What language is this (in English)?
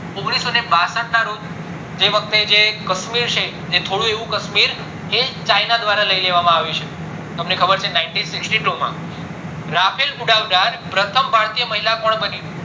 Gujarati